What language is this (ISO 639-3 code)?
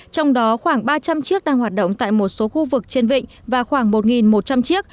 vie